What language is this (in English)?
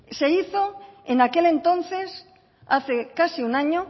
Spanish